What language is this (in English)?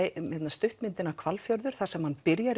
Icelandic